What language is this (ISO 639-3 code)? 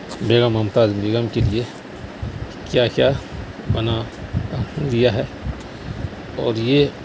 urd